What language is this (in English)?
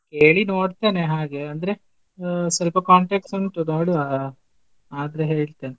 Kannada